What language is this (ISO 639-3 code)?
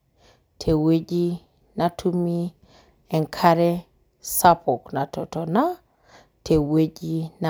mas